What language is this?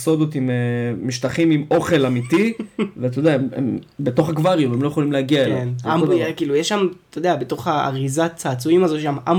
Hebrew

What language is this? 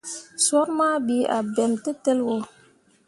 Mundang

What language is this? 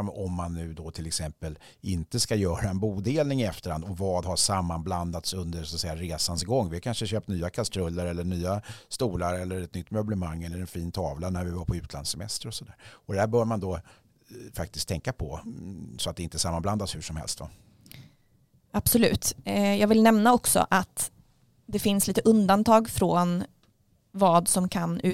Swedish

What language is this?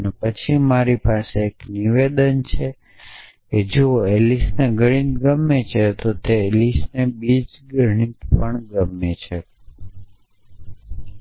Gujarati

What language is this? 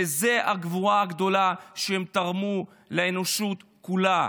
Hebrew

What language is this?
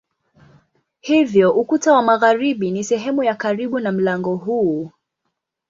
Swahili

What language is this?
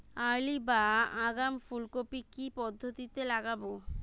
Bangla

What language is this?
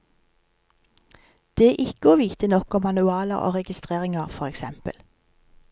Norwegian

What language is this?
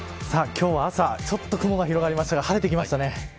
Japanese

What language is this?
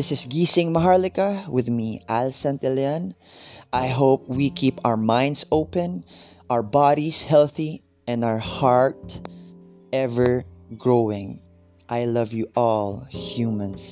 Filipino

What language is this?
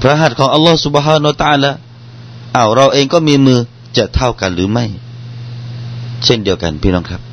Thai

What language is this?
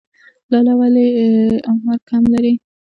Pashto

